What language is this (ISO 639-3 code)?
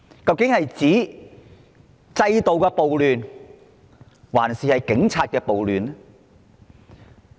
yue